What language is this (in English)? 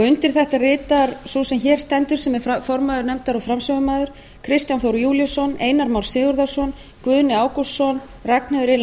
Icelandic